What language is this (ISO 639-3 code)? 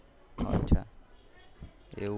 guj